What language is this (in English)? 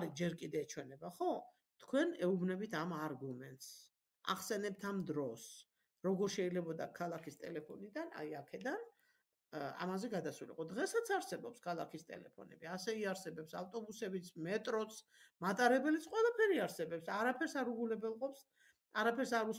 Arabic